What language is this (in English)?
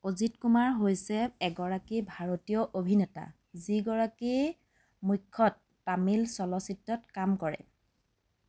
Assamese